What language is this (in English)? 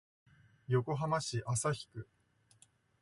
Japanese